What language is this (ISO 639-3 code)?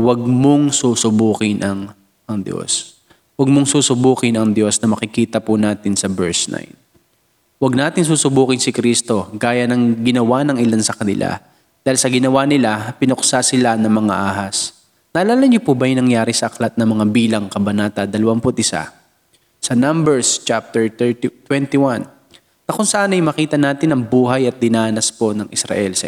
fil